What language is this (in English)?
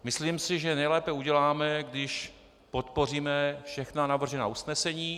Czech